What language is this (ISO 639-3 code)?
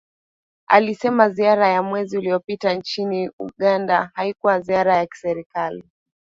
swa